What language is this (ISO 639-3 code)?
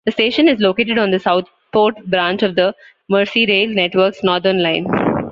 eng